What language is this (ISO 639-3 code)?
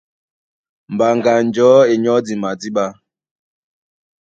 dua